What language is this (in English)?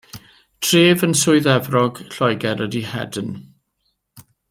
Welsh